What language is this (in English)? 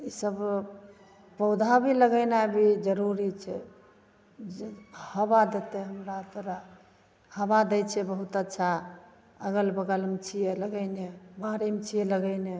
Maithili